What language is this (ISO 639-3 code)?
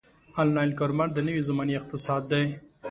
pus